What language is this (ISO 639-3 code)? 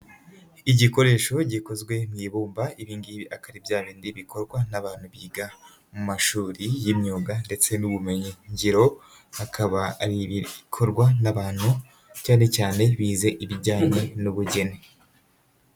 kin